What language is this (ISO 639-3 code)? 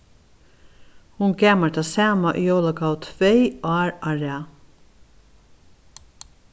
fao